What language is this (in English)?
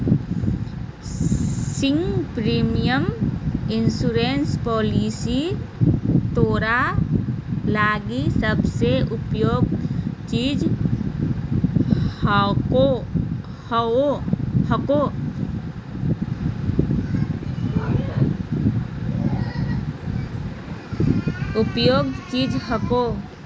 Magahi